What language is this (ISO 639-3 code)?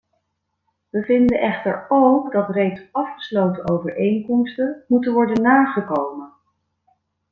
nld